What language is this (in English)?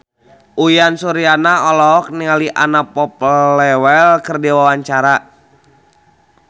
Sundanese